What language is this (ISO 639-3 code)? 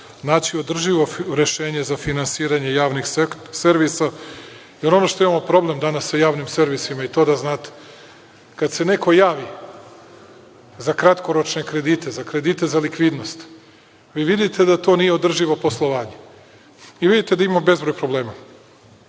srp